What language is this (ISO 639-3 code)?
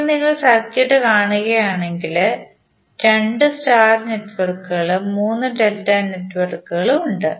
mal